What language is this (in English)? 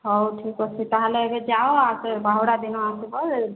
Odia